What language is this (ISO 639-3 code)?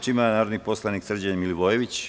srp